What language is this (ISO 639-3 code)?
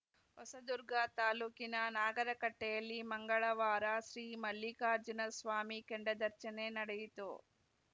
kan